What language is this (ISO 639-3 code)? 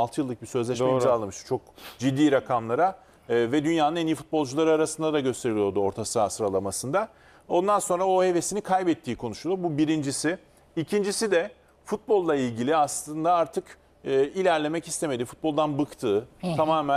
tur